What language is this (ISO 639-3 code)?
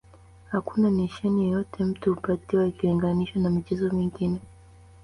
swa